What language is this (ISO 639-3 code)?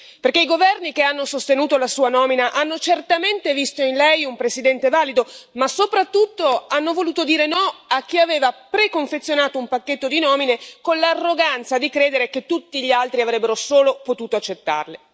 ita